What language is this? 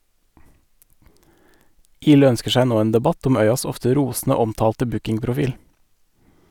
Norwegian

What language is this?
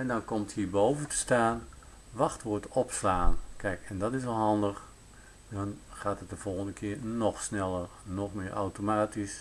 Dutch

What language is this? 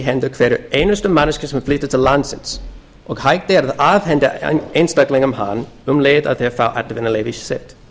Icelandic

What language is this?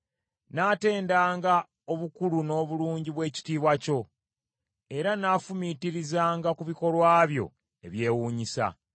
Ganda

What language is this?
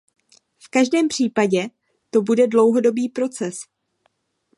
Czech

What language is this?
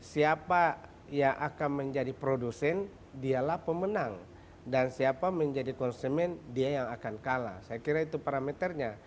Indonesian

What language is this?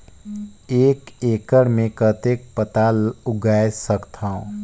Chhattisgarhi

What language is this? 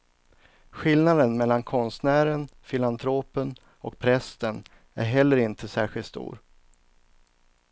Swedish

